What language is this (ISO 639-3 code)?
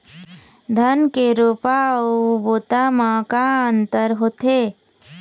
hne